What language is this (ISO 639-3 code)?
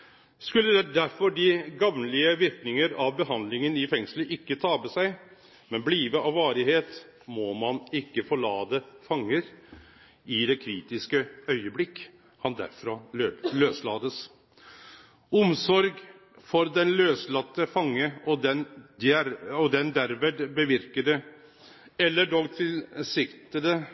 nno